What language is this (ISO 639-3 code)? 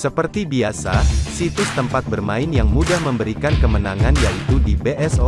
ind